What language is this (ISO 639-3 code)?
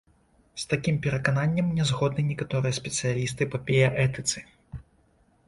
bel